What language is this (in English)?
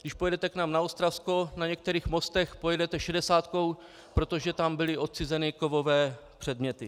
Czech